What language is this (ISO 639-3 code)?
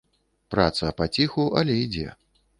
bel